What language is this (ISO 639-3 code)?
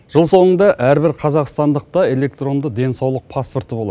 kaz